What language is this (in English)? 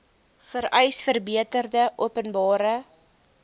Afrikaans